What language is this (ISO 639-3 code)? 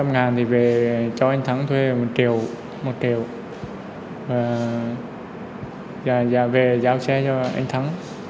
vie